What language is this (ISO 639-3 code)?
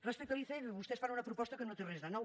cat